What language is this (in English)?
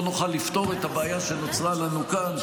Hebrew